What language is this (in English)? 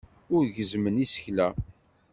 Kabyle